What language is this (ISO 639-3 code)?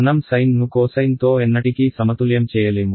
tel